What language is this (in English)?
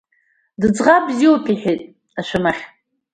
Abkhazian